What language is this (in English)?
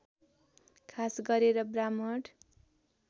Nepali